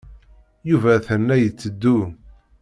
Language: Kabyle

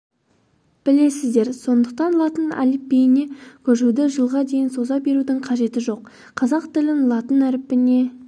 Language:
Kazakh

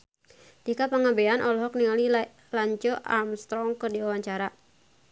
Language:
Sundanese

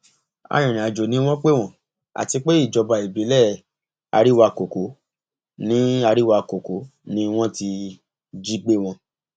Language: Yoruba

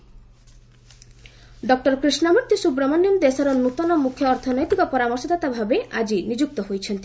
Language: Odia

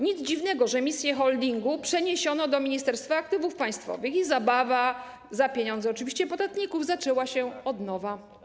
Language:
Polish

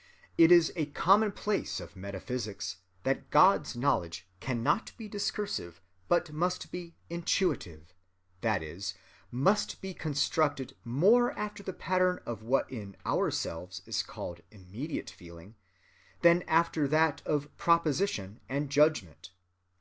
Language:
English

